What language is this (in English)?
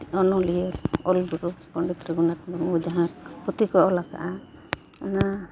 Santali